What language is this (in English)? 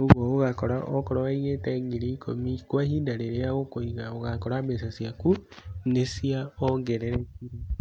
Kikuyu